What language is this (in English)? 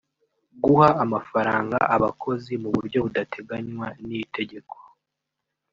Kinyarwanda